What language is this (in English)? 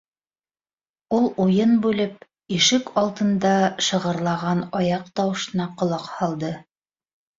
Bashkir